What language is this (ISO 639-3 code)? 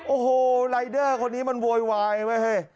tha